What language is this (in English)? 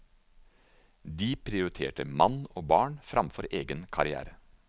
Norwegian